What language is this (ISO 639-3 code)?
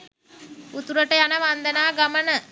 sin